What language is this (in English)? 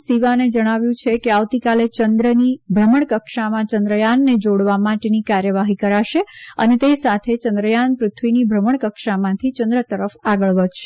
Gujarati